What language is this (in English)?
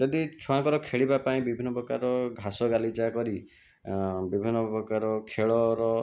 Odia